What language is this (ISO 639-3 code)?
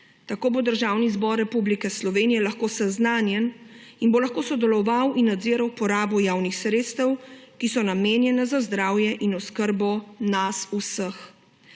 slv